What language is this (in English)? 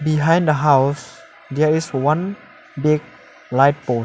English